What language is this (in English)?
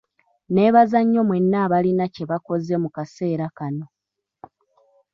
Ganda